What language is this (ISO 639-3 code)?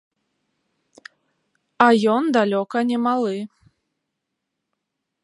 bel